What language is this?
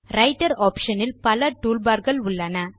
Tamil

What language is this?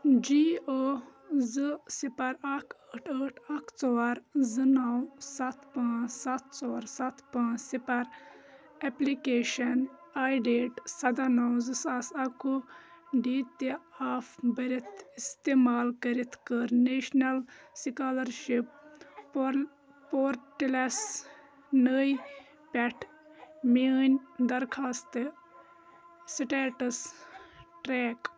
Kashmiri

